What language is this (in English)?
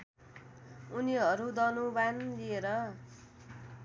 Nepali